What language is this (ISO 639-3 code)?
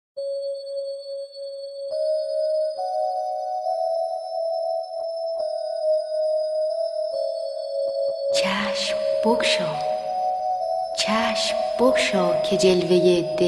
fas